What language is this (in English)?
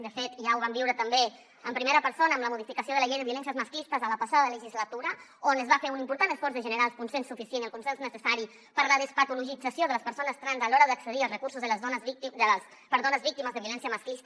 Catalan